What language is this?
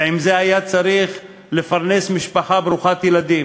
Hebrew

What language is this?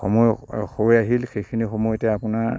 Assamese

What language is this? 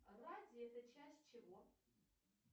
Russian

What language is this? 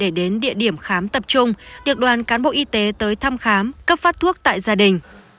Vietnamese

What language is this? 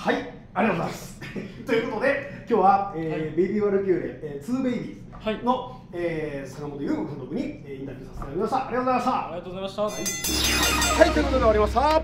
Japanese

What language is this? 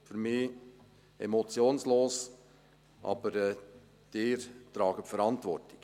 Swiss German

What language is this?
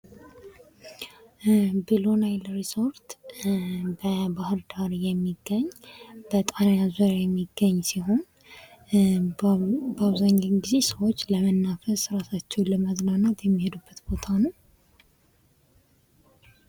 Amharic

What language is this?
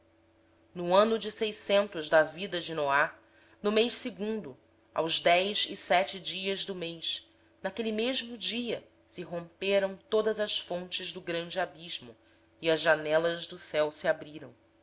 Portuguese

